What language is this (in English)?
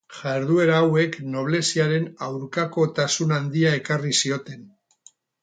Basque